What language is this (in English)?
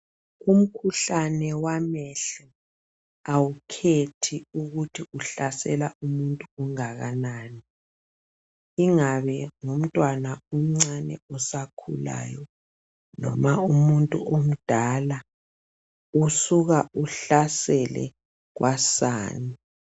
North Ndebele